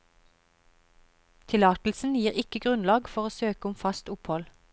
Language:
Norwegian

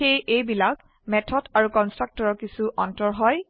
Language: Assamese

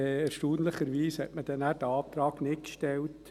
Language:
Swiss German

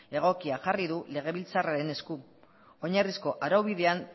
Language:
Basque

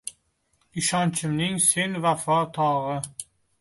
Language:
Uzbek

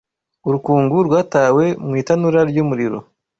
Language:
Kinyarwanda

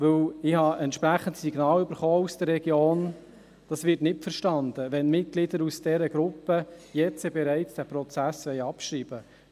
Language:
Swiss German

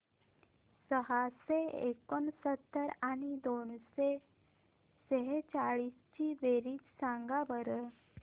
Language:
Marathi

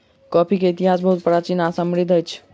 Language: Maithili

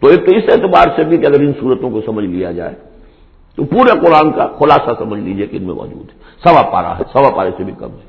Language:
Urdu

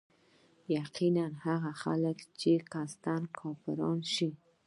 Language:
Pashto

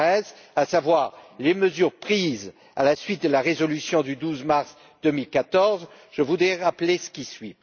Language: French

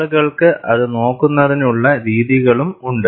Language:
Malayalam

